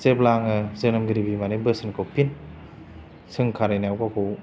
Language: Bodo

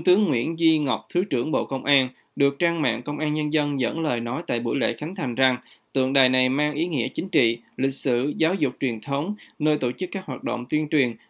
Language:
Vietnamese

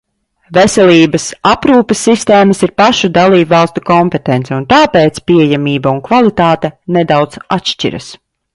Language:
Latvian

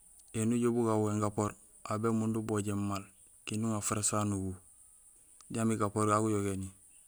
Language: Gusilay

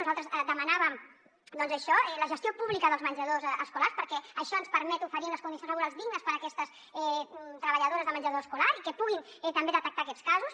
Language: Catalan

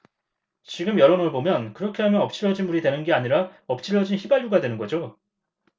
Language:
Korean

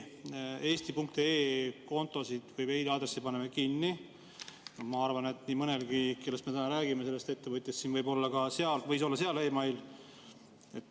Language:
Estonian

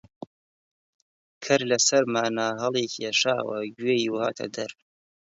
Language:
Central Kurdish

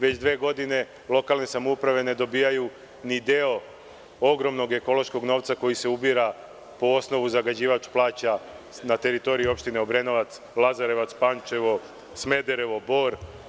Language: Serbian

